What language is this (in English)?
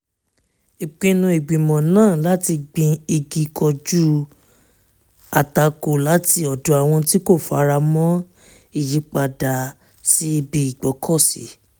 Yoruba